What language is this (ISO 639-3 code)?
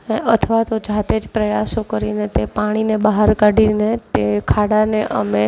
guj